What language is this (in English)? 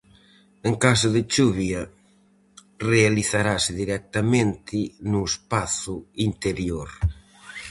Galician